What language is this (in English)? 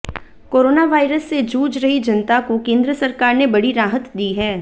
Hindi